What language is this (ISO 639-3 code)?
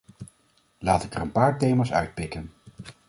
nld